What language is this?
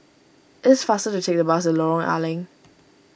English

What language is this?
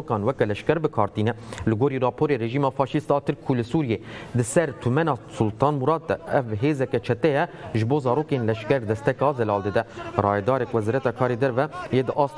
Turkish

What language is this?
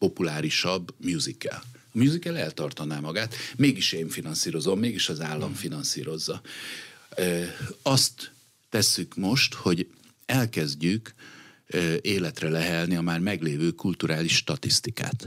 Hungarian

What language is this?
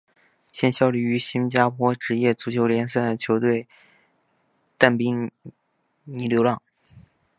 Chinese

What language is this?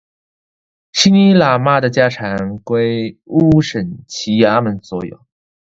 Chinese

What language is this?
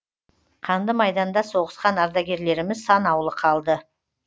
Kazakh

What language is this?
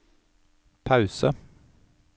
Norwegian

